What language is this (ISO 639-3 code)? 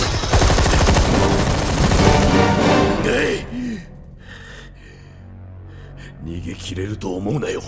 jpn